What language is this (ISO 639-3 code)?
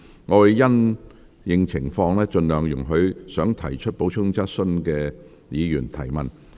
yue